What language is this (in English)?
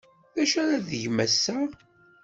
Kabyle